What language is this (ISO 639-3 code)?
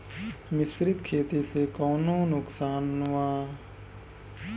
bho